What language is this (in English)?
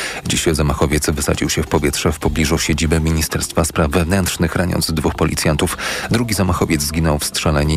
Polish